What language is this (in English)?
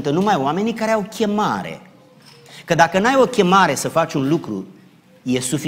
Romanian